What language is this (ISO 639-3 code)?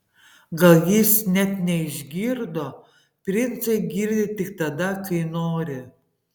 lit